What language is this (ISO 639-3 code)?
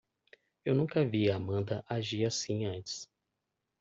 por